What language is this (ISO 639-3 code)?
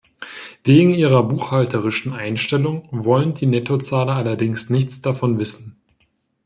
deu